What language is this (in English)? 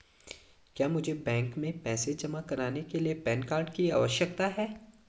Hindi